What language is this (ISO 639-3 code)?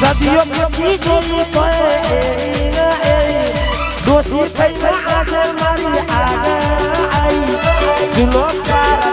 guj